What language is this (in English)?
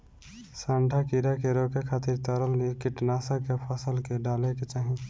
Bhojpuri